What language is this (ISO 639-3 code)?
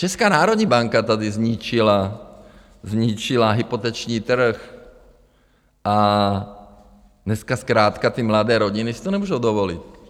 ces